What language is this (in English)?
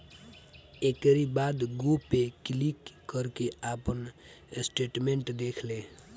Bhojpuri